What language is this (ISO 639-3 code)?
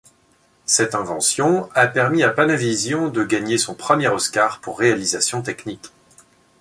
fra